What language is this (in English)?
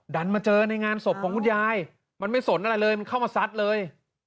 Thai